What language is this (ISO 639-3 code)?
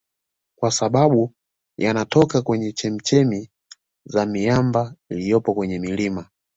swa